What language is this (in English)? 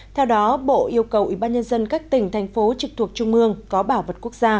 Vietnamese